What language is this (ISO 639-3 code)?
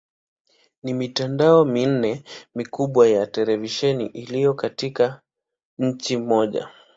swa